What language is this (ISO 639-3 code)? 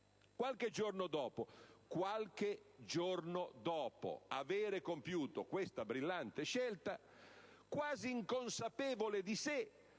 ita